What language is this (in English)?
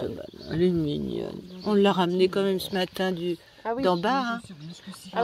French